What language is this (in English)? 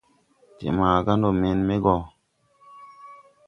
Tupuri